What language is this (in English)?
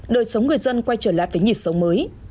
Vietnamese